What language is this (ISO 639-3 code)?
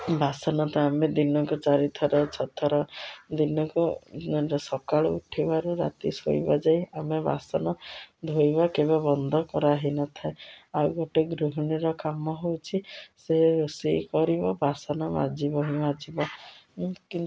ori